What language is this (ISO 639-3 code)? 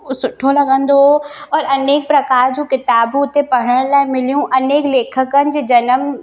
snd